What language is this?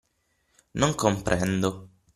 Italian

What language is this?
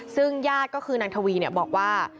Thai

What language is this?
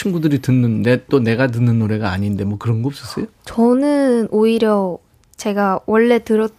Korean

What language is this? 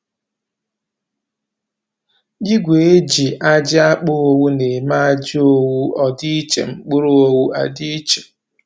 Igbo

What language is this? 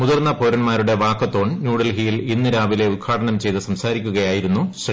Malayalam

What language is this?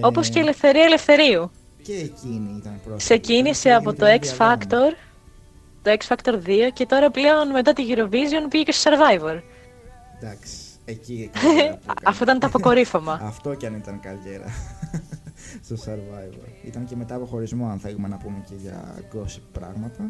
Greek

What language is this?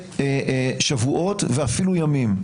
Hebrew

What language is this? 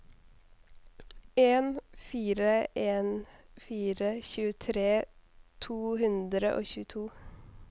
Norwegian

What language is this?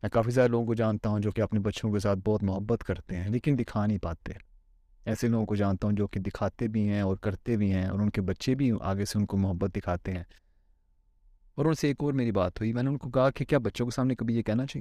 Urdu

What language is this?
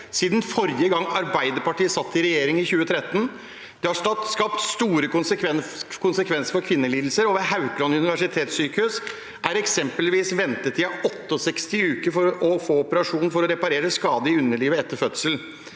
Norwegian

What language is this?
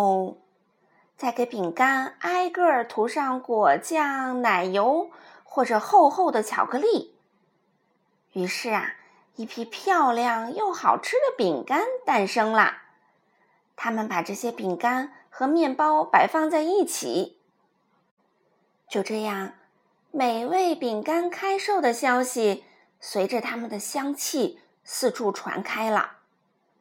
Chinese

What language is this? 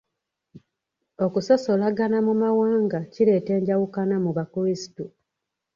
Ganda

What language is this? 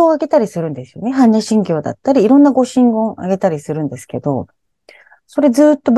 Japanese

